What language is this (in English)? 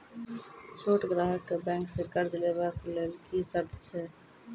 Maithili